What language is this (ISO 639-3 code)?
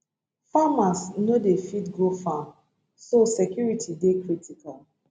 pcm